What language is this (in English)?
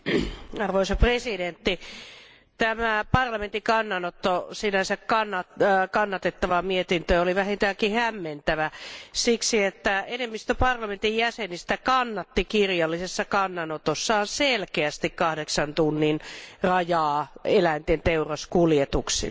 Finnish